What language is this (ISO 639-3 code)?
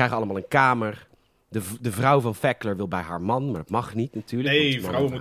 nld